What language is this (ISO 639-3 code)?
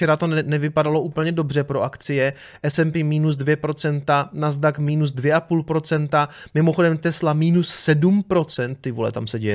ces